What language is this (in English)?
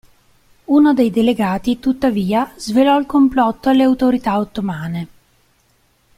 Italian